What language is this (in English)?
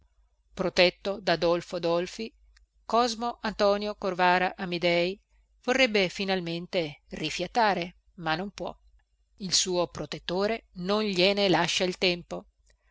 Italian